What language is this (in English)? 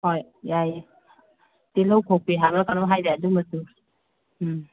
Manipuri